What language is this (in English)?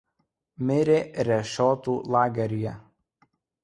Lithuanian